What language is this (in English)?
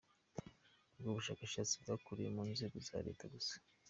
Kinyarwanda